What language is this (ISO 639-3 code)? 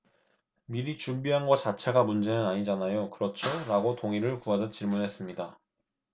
kor